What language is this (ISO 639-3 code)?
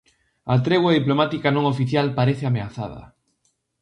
glg